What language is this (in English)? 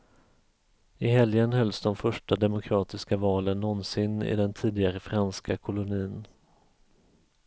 Swedish